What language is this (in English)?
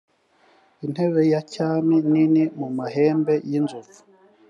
Kinyarwanda